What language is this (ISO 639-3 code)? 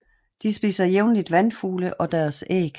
dan